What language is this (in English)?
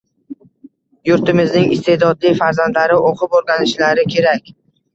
Uzbek